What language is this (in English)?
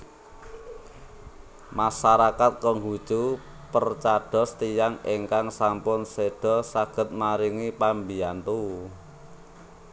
Javanese